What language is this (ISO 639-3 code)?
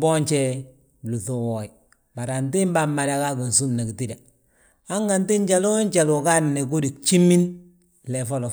bjt